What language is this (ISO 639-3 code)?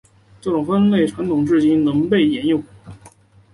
zho